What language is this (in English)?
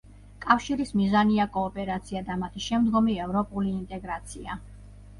Georgian